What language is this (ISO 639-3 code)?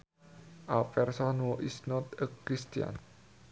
sun